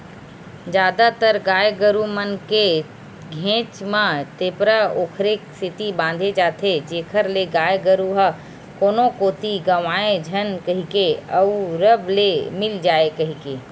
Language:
Chhattisgarhi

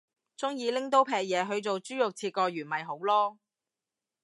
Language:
Cantonese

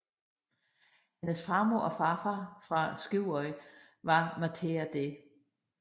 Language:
Danish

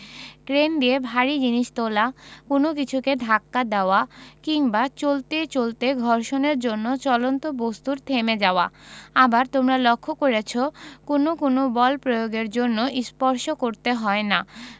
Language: Bangla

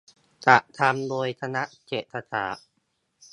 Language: Thai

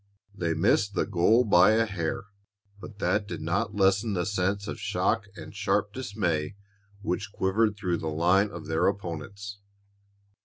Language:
English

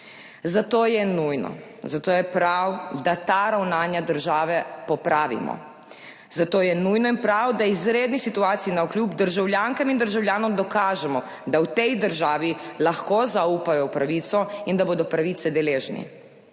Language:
Slovenian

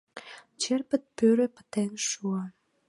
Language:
Mari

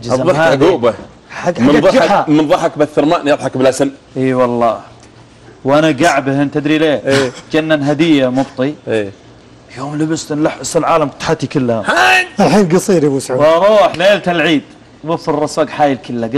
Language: Arabic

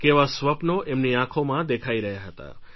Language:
Gujarati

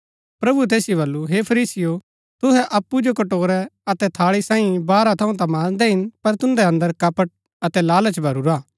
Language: Gaddi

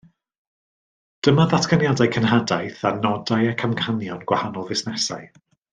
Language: Welsh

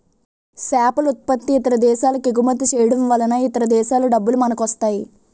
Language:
Telugu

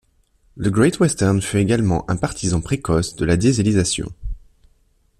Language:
French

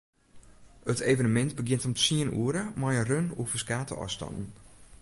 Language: Western Frisian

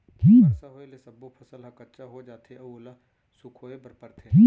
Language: Chhattisgarhi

